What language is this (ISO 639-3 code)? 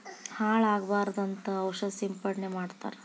kan